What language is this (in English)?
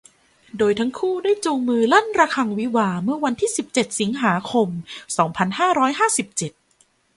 Thai